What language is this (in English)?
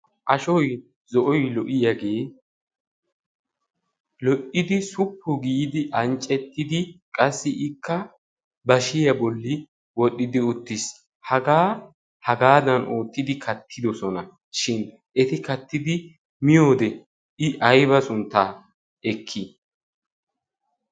Wolaytta